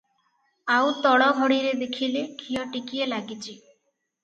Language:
Odia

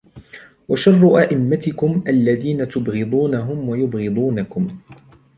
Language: Arabic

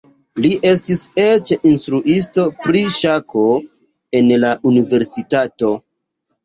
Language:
Esperanto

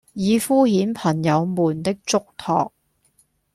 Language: Cantonese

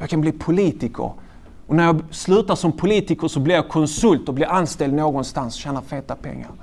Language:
Swedish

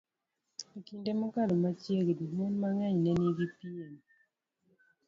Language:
Luo (Kenya and Tanzania)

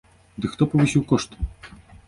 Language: Belarusian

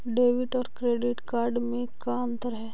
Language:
Magahi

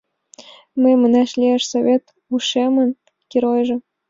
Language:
Mari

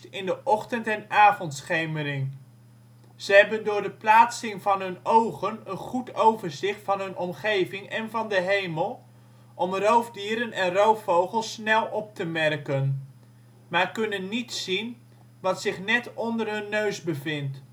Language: Dutch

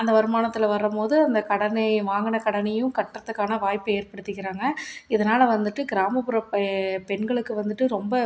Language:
Tamil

